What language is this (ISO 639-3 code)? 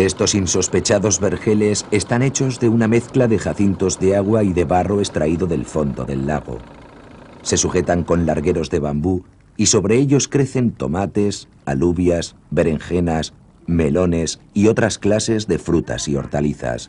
spa